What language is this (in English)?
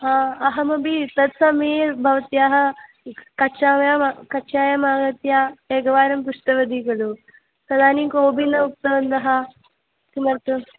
Sanskrit